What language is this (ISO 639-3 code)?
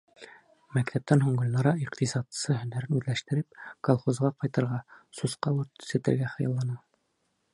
bak